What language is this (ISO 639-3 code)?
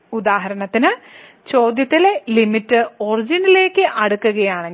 mal